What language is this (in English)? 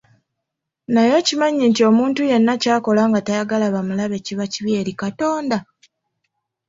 Ganda